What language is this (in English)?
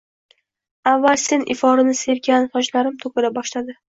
Uzbek